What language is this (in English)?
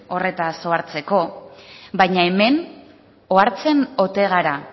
Basque